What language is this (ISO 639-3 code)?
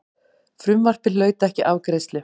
isl